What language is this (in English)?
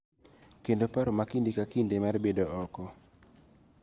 Luo (Kenya and Tanzania)